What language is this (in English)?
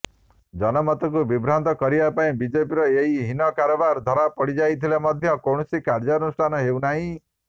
Odia